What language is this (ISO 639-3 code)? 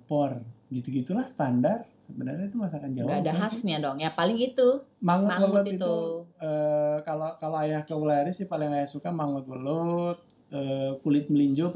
ind